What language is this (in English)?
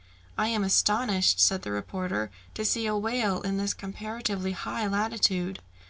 English